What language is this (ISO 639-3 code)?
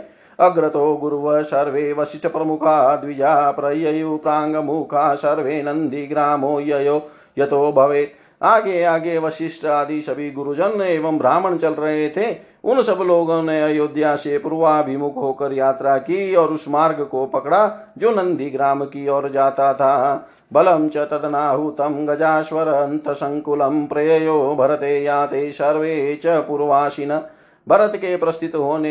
hin